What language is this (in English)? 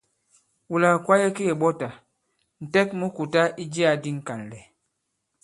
Bankon